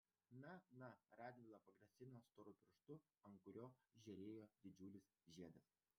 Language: Lithuanian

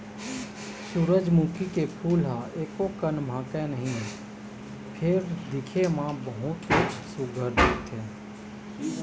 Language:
Chhattisgarhi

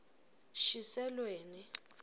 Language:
Swati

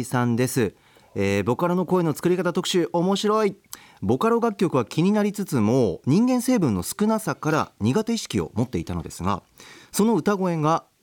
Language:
Japanese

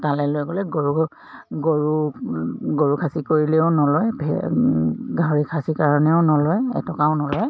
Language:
Assamese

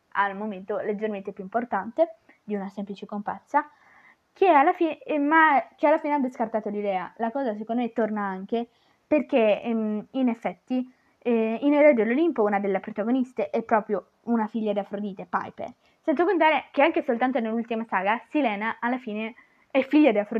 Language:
Italian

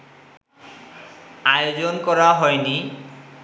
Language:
Bangla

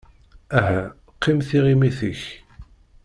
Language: Kabyle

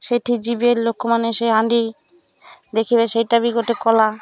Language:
Odia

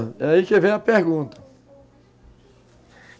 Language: Portuguese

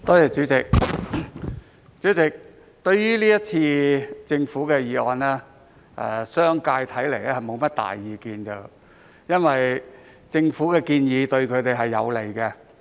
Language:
Cantonese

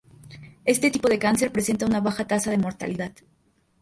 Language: Spanish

